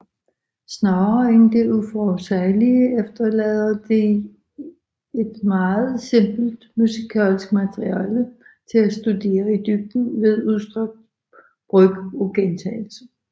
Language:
Danish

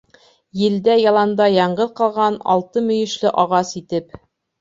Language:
Bashkir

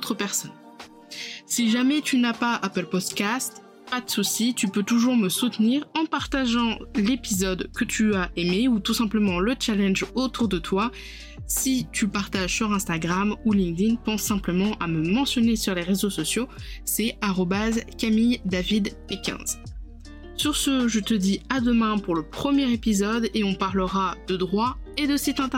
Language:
French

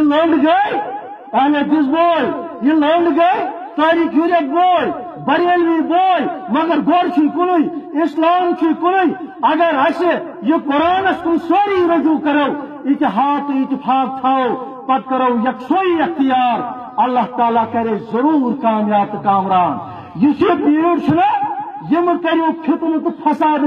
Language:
Dutch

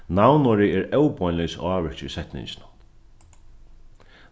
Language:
Faroese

